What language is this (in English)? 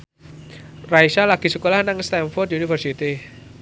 Javanese